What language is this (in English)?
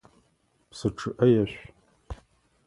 Adyghe